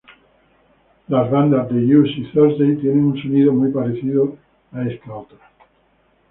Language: Spanish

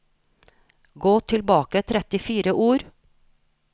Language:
Norwegian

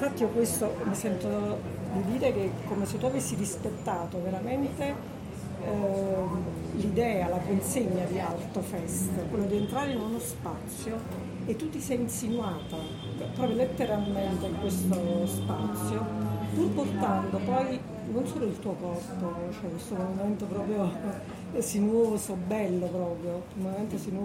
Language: Italian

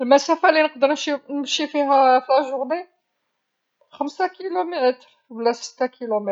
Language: Algerian Arabic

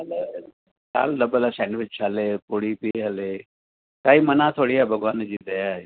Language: Sindhi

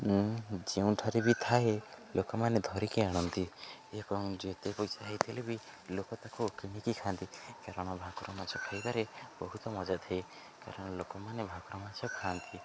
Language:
Odia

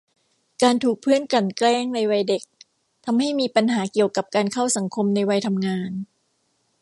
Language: Thai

